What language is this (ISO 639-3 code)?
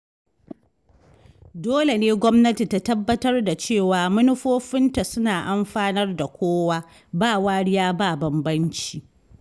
hau